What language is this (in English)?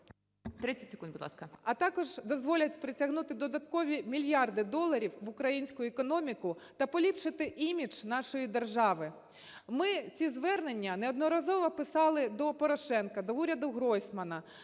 Ukrainian